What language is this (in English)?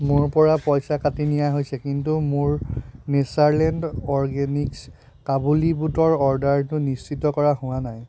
Assamese